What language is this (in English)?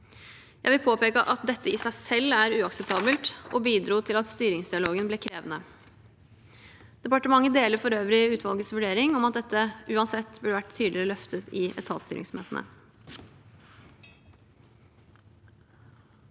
Norwegian